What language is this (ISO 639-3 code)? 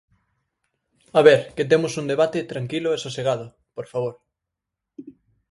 glg